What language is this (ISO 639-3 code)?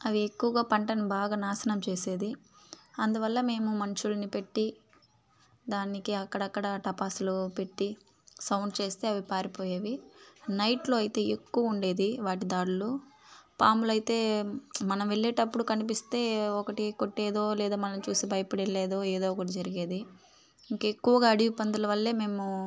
tel